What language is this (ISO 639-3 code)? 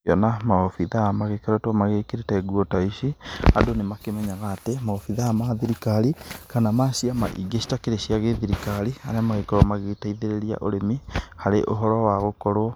kik